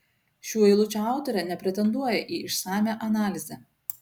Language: Lithuanian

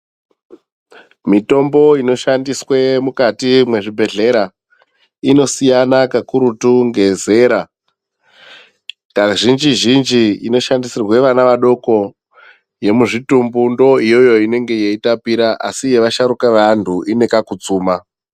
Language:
Ndau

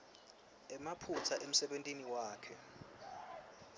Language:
Swati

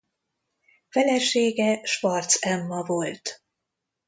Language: Hungarian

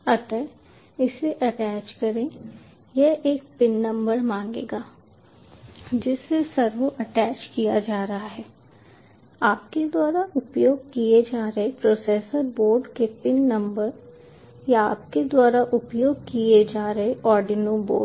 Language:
Hindi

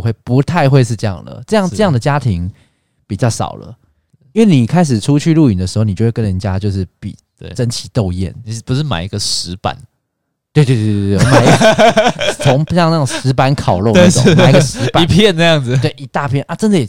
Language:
Chinese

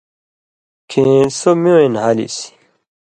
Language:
Indus Kohistani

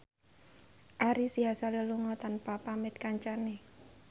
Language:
Javanese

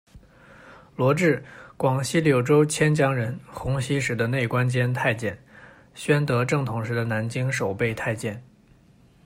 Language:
Chinese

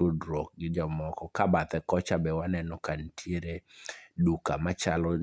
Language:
Luo (Kenya and Tanzania)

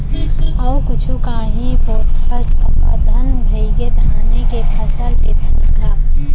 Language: Chhattisgarhi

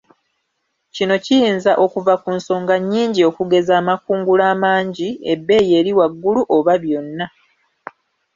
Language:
Ganda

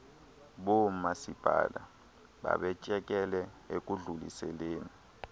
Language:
Xhosa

